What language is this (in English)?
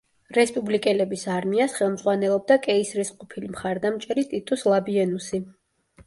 Georgian